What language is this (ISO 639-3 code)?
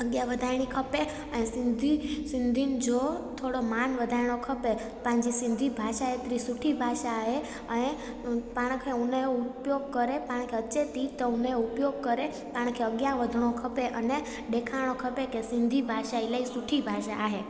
snd